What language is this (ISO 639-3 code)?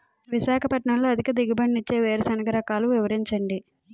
tel